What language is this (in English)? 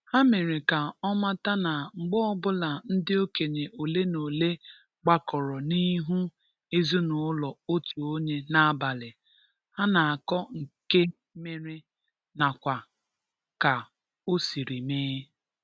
Igbo